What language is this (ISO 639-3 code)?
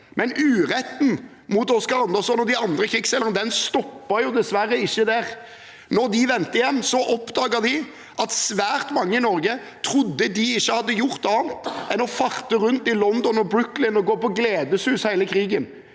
nor